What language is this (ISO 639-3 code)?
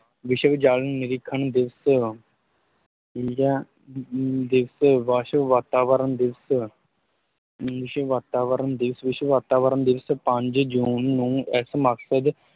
pan